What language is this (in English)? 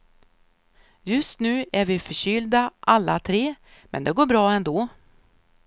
Swedish